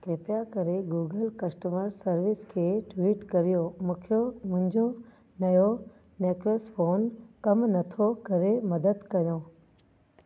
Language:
Sindhi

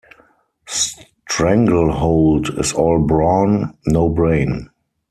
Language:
English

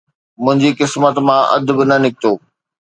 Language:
Sindhi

